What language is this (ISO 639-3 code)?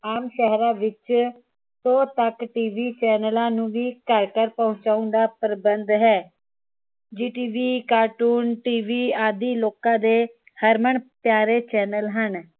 pan